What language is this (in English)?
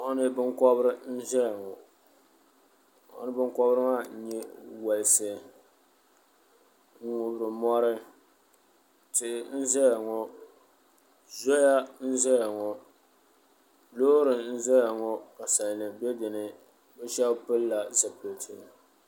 Dagbani